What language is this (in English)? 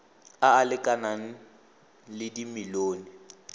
Tswana